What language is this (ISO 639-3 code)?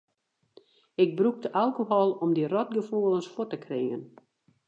fry